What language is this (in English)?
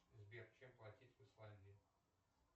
Russian